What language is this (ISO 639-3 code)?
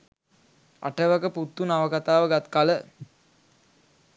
sin